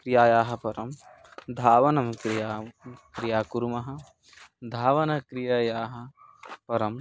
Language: Sanskrit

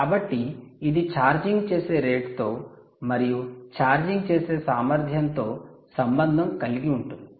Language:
Telugu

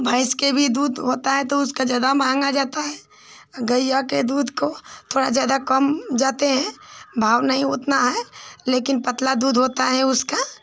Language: Hindi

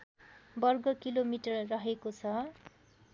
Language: Nepali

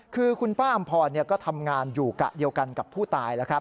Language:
Thai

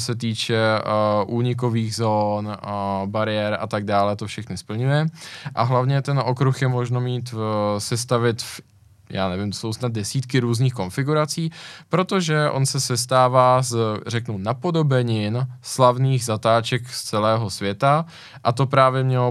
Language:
Czech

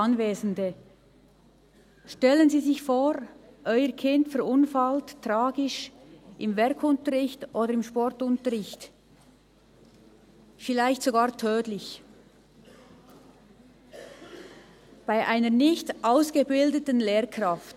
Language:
Swiss German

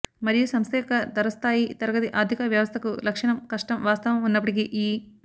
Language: Telugu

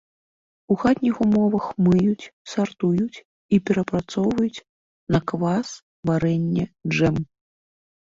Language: Belarusian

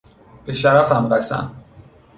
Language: Persian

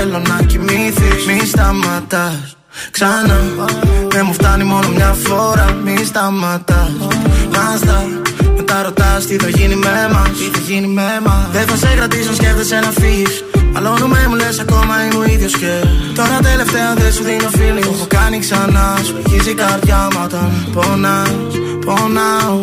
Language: Greek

